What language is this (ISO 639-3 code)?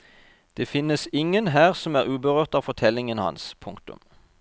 nor